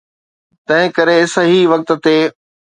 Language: Sindhi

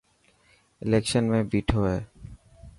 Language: Dhatki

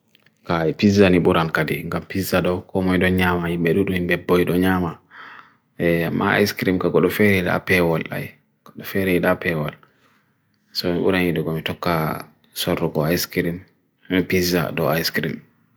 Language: Bagirmi Fulfulde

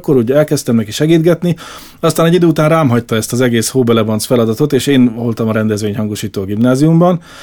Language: Hungarian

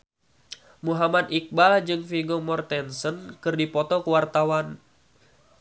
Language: Sundanese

